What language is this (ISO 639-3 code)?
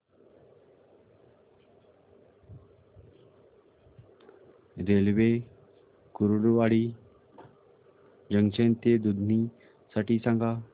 mar